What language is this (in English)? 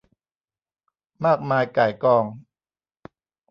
Thai